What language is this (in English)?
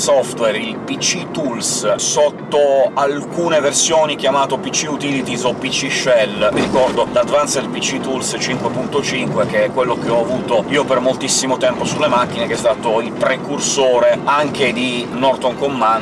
Italian